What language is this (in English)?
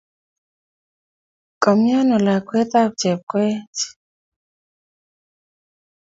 Kalenjin